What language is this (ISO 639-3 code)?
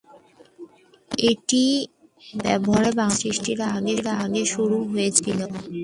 ben